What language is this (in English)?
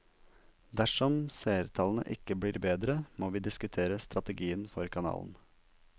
Norwegian